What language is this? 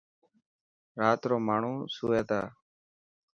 Dhatki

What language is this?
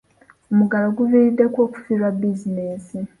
Ganda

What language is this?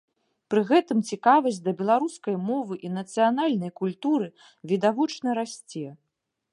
Belarusian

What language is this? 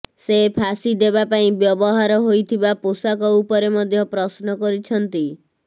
Odia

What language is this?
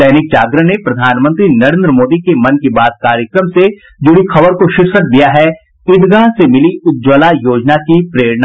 Hindi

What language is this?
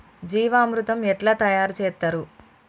Telugu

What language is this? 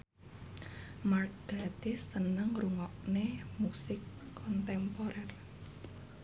Javanese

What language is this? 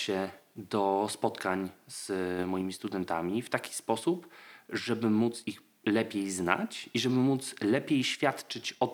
Polish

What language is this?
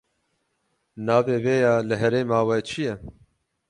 Kurdish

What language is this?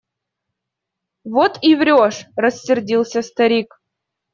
Russian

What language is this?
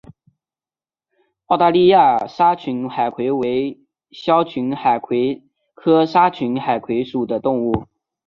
Chinese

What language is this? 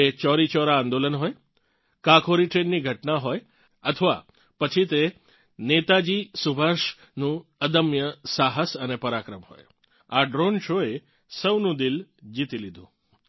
Gujarati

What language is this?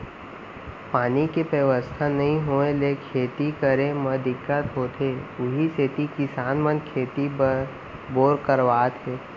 Chhattisgarhi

